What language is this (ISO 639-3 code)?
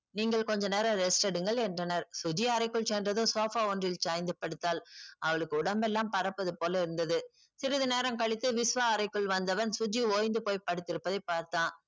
tam